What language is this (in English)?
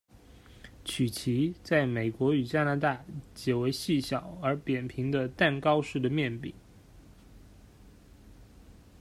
Chinese